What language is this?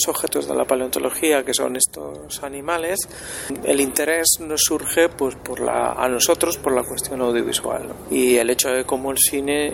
Spanish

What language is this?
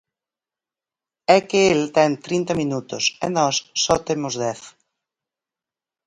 Galician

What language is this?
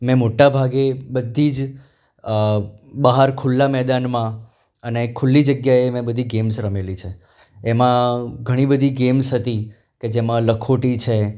Gujarati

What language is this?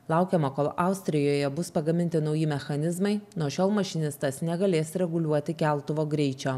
Lithuanian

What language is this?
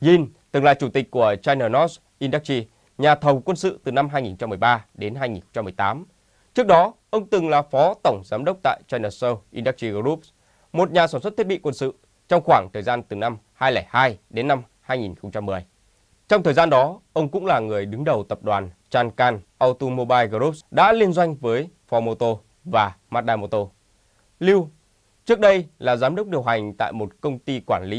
Vietnamese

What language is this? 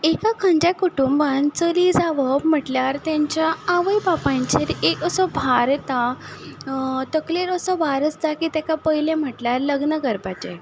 Konkani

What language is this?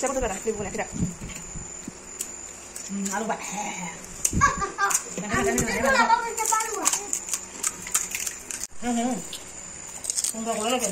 Arabic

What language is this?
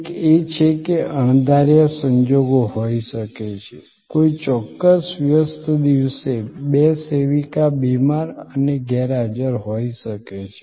Gujarati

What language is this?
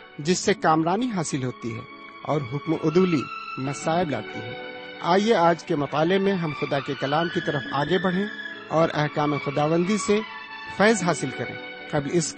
Urdu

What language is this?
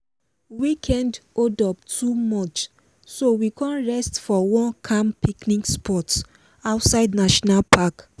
Nigerian Pidgin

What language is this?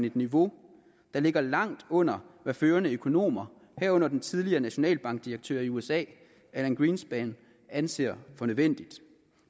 Danish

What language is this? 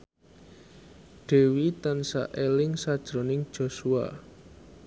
Javanese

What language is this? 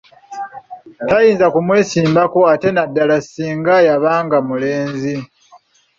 Ganda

